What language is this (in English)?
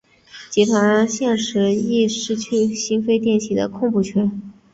Chinese